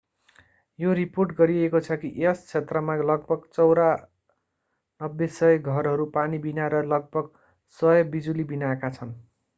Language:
Nepali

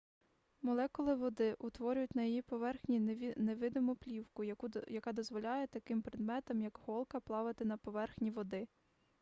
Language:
Ukrainian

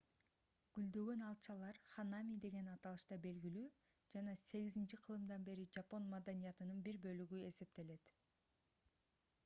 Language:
Kyrgyz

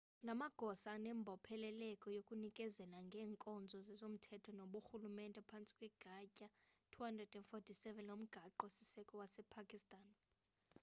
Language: Xhosa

